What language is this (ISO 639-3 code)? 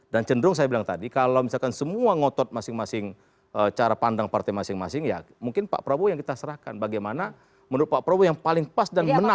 ind